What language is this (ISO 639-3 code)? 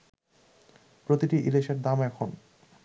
ben